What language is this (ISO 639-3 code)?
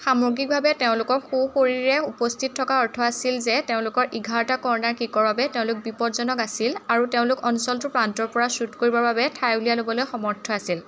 asm